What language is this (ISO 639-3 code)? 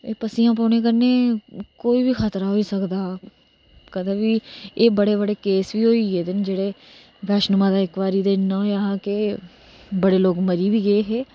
doi